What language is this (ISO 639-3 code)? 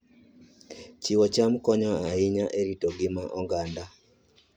luo